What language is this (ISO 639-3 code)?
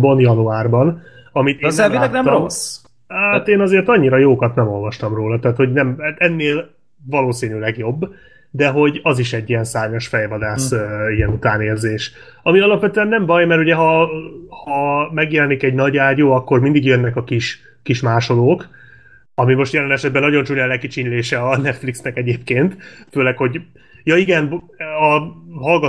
hun